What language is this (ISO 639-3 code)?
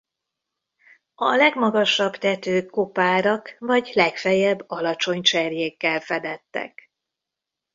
hun